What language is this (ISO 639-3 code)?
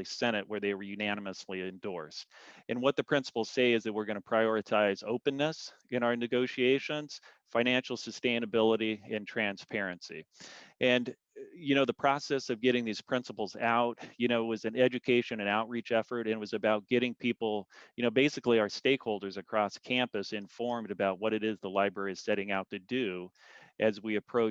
eng